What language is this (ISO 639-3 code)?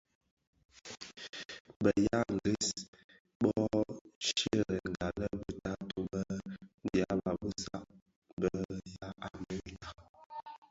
ksf